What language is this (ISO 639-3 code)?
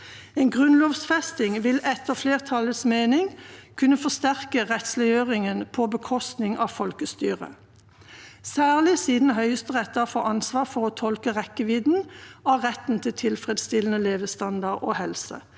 nor